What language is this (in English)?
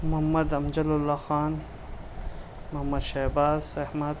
Urdu